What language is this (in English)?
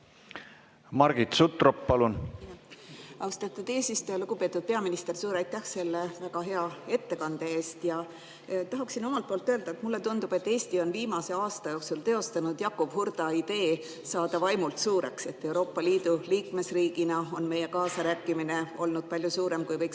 Estonian